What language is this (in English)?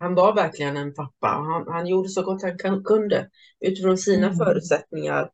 Swedish